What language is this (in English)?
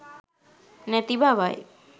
Sinhala